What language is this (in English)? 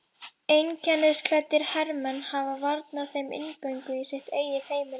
Icelandic